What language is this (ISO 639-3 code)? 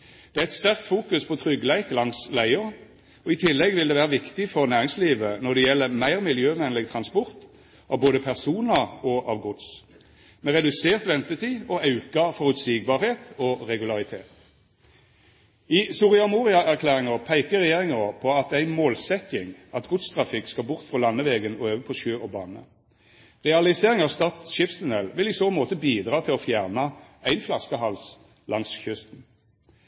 nno